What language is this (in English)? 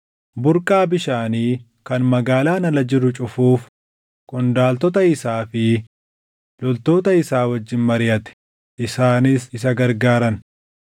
Oromo